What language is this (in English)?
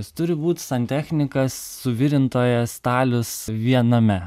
Lithuanian